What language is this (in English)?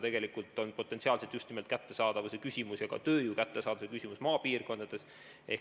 Estonian